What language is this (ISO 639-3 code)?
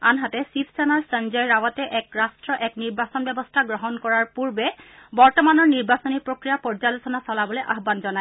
asm